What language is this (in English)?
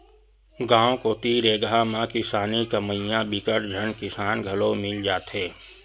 Chhattisgarhi